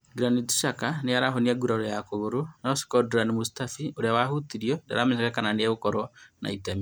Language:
Kikuyu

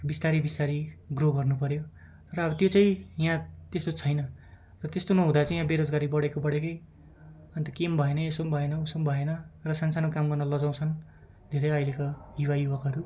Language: Nepali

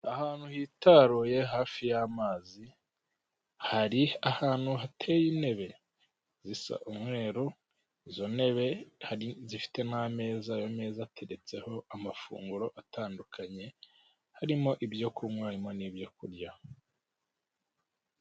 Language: Kinyarwanda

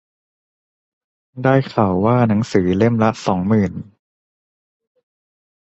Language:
Thai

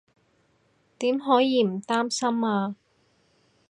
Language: Cantonese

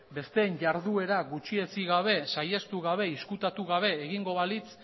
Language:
Basque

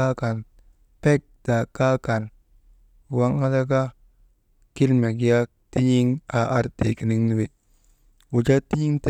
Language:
Maba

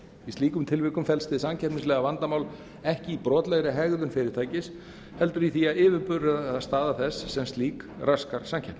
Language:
Icelandic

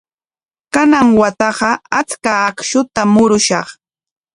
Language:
Corongo Ancash Quechua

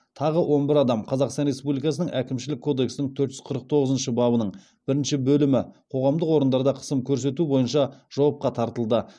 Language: Kazakh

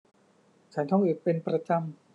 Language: Thai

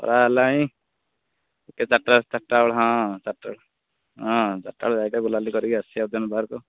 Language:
Odia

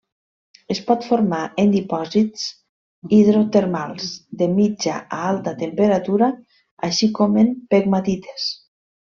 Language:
Catalan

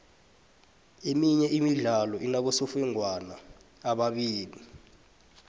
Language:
South Ndebele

